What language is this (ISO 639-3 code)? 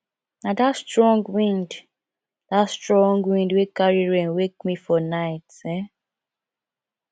pcm